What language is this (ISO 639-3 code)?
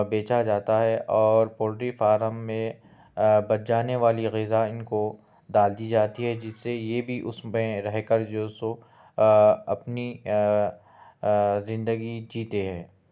urd